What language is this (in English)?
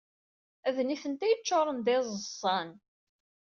Kabyle